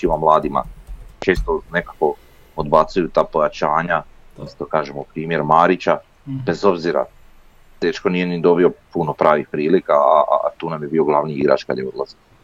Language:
Croatian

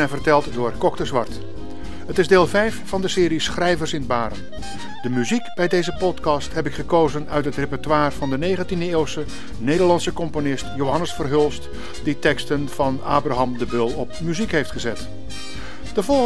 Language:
Dutch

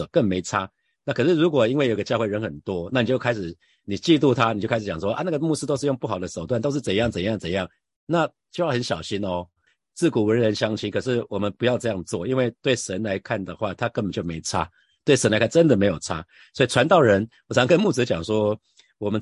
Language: Chinese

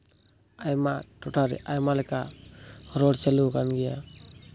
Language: Santali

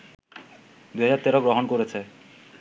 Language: Bangla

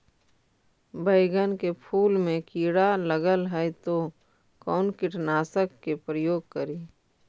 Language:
Magahi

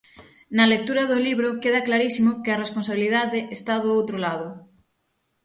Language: Galician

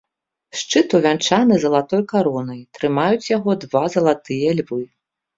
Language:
Belarusian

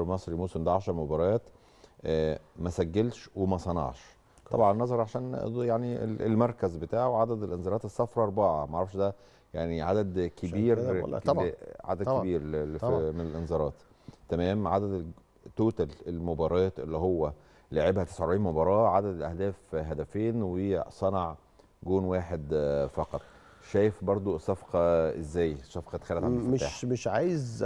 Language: Arabic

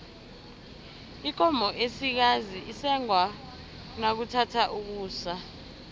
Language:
South Ndebele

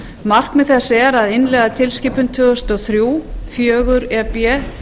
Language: Icelandic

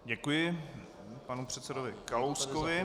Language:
Czech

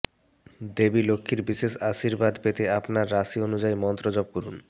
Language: Bangla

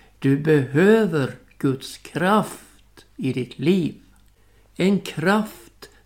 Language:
Swedish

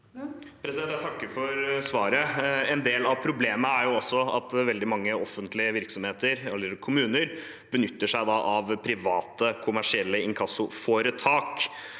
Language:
Norwegian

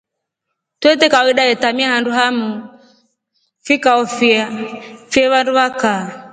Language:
Rombo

